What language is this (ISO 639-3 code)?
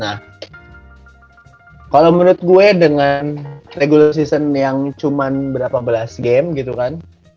ind